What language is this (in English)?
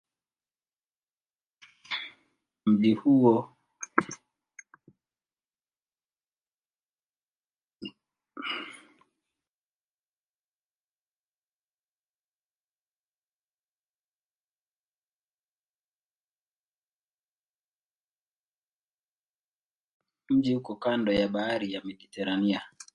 Swahili